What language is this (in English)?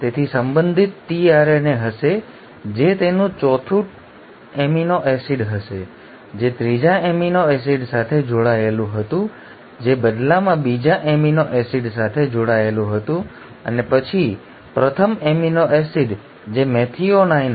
Gujarati